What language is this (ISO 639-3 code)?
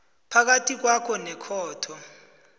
nbl